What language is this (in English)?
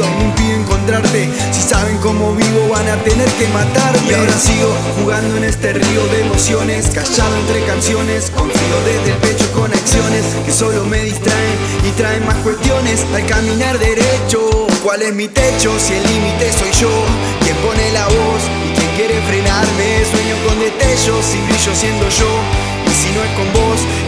Spanish